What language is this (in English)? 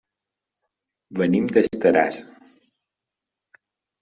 Catalan